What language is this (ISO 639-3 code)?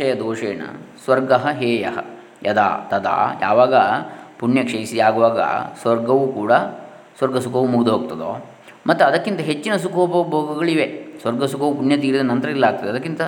kan